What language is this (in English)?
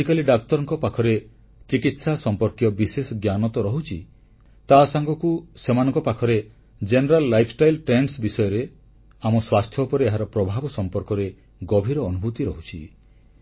Odia